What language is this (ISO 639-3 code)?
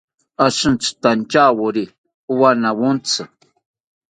cpy